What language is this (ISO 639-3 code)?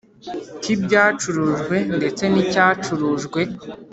kin